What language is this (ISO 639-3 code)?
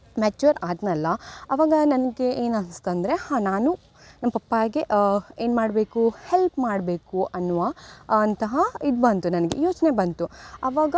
kan